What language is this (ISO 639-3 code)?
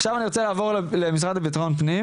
heb